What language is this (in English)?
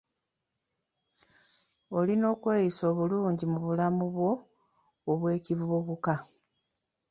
Ganda